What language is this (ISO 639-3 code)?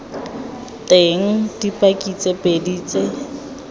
tsn